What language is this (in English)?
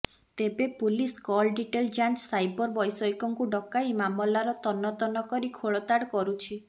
Odia